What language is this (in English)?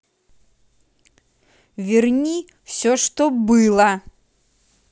Russian